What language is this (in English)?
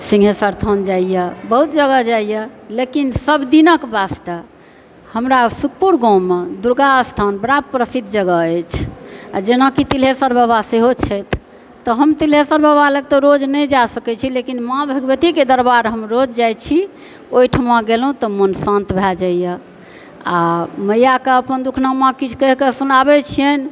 Maithili